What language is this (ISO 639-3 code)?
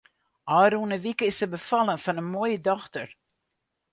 fry